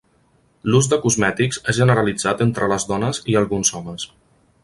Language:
Catalan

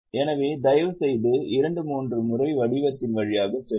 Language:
Tamil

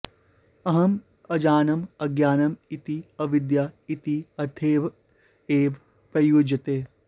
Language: Sanskrit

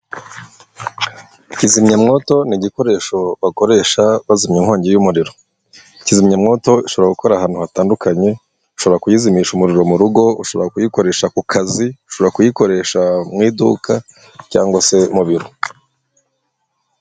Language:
Kinyarwanda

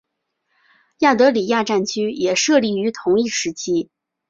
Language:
Chinese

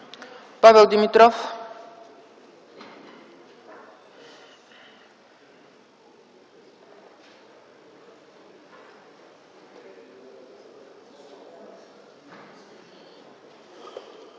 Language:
Bulgarian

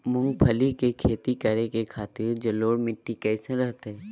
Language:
Magahi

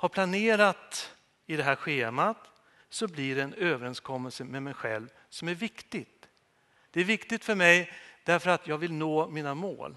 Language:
Swedish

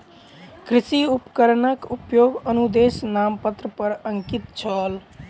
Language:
Maithili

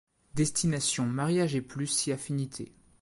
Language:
French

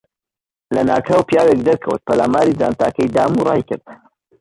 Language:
Central Kurdish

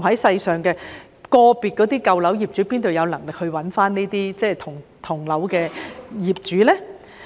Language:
Cantonese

